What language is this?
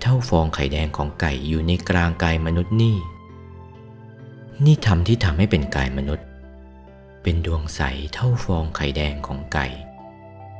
Thai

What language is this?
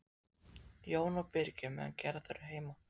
Icelandic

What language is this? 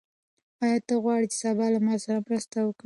Pashto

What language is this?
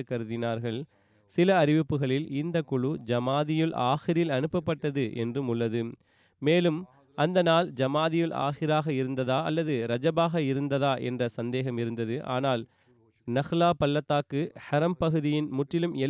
Tamil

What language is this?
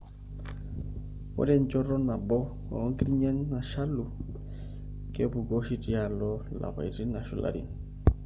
Masai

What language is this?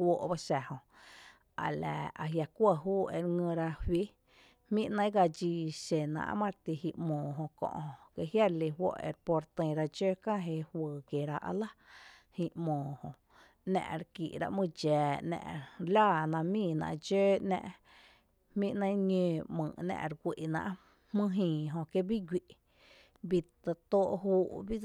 Tepinapa Chinantec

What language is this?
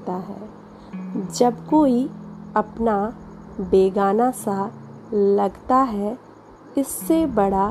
Hindi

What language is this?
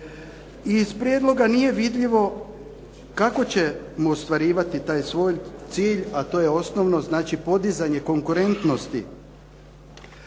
Croatian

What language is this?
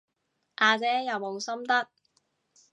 Cantonese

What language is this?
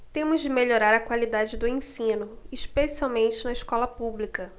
Portuguese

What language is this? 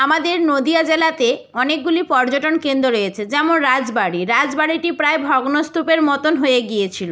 Bangla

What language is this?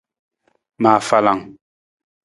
Nawdm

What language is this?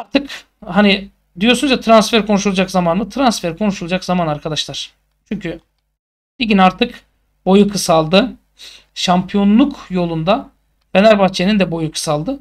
Turkish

